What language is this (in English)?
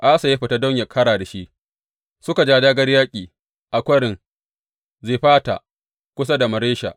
Hausa